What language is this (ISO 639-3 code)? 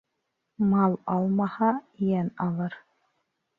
bak